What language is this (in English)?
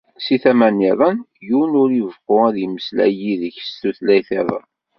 Kabyle